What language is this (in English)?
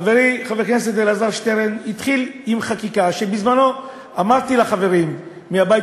Hebrew